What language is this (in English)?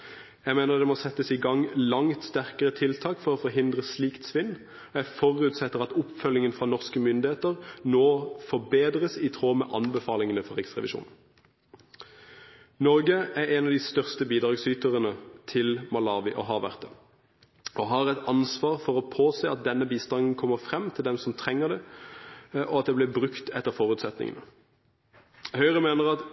Norwegian Bokmål